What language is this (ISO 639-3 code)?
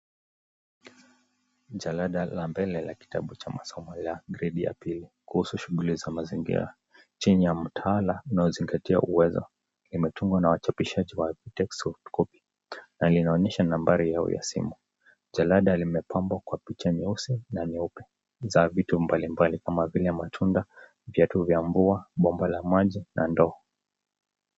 swa